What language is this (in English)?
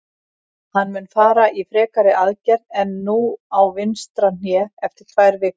Icelandic